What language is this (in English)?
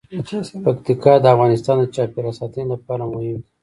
Pashto